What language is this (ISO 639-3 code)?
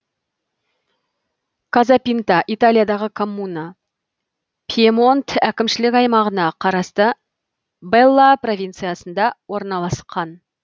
kaz